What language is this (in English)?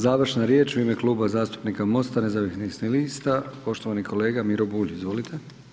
Croatian